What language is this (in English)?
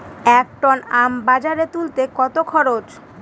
Bangla